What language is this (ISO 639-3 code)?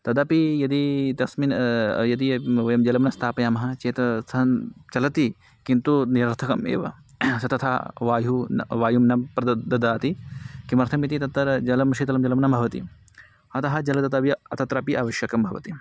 san